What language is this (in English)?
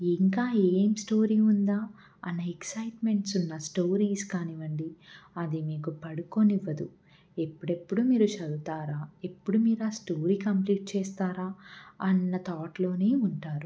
Telugu